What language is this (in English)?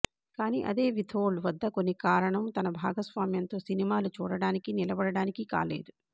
Telugu